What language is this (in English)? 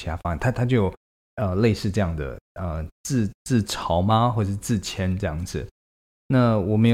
Chinese